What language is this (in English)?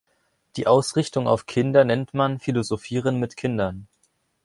German